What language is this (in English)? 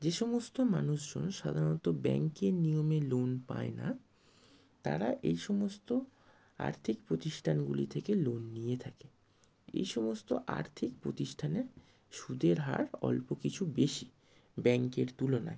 Bangla